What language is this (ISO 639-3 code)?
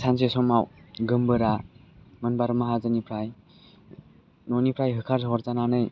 brx